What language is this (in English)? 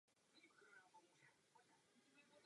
Czech